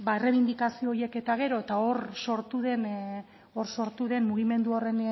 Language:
Basque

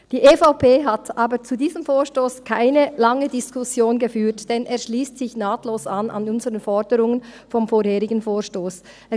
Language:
Swiss German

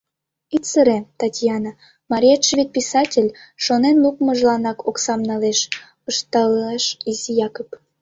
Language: Mari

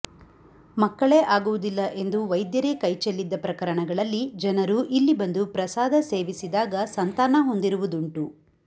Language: Kannada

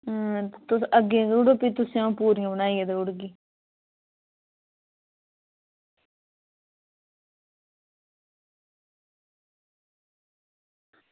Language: Dogri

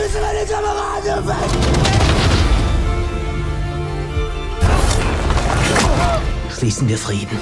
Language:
German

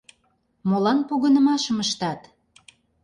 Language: Mari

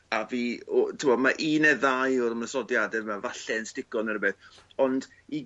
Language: Welsh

